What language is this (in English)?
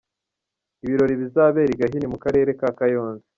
Kinyarwanda